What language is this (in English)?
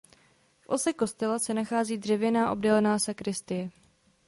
Czech